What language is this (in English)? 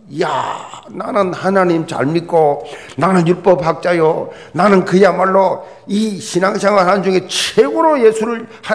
Korean